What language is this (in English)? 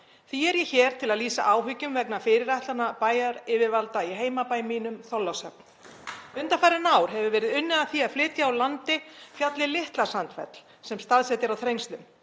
Icelandic